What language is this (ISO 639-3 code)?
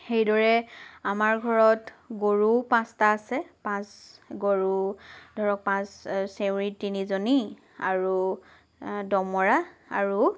asm